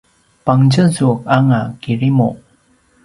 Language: Paiwan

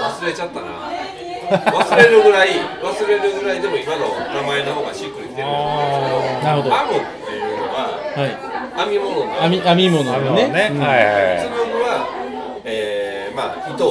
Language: Japanese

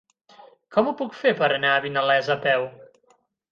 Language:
Catalan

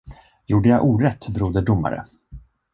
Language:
Swedish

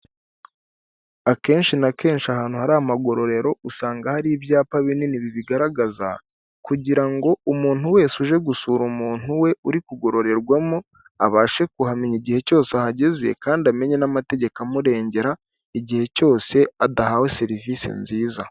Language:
Kinyarwanda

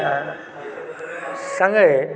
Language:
Maithili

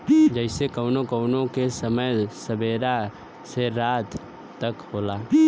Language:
Bhojpuri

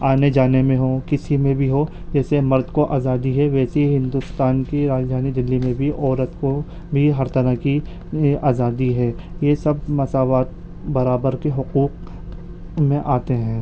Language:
Urdu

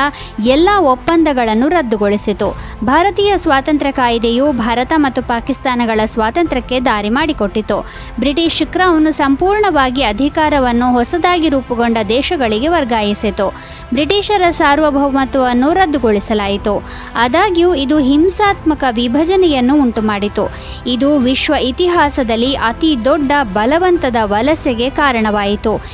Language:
Kannada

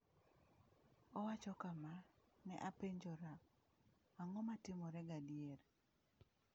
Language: Luo (Kenya and Tanzania)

